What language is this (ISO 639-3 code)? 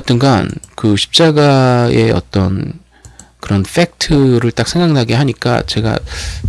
kor